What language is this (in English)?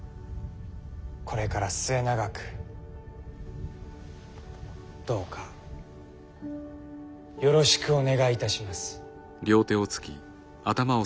Japanese